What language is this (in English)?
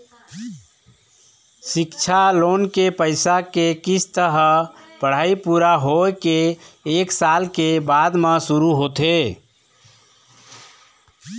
Chhattisgarhi